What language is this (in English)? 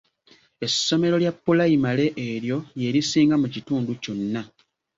Ganda